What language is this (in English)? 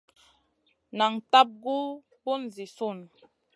Masana